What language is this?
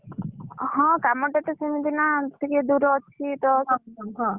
Odia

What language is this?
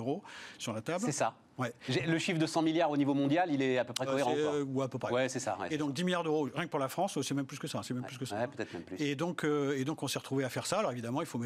French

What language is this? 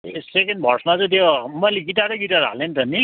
Nepali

